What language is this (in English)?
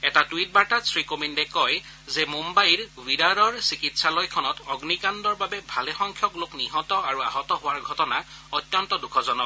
Assamese